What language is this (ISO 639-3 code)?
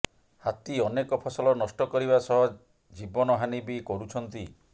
ori